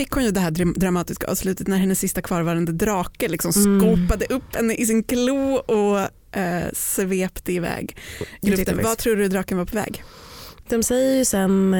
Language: Swedish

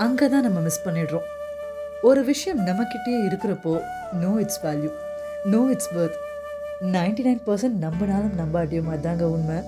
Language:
Tamil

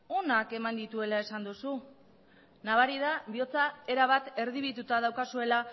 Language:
Basque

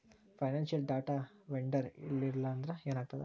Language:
Kannada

